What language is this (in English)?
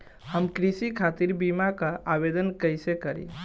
Bhojpuri